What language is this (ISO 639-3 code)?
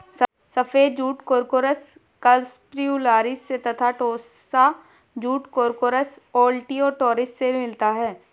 hin